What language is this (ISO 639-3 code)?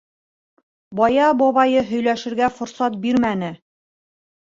bak